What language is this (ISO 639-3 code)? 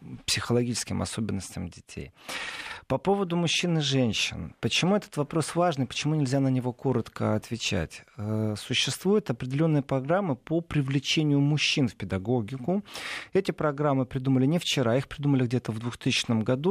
rus